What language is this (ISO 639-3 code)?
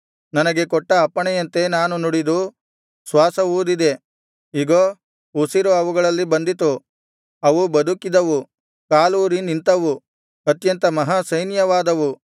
kan